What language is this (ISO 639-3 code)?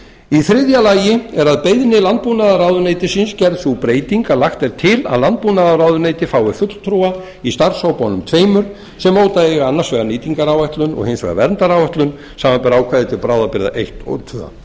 isl